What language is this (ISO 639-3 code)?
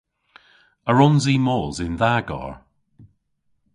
cor